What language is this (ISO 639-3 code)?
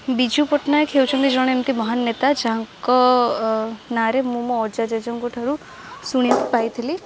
ori